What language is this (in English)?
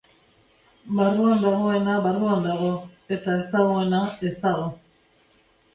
Basque